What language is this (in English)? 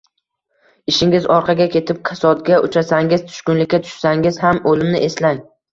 Uzbek